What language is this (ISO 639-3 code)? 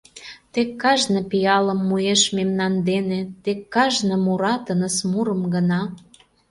chm